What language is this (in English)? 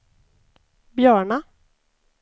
Swedish